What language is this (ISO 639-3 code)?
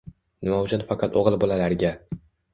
uzb